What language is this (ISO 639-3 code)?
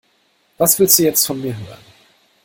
deu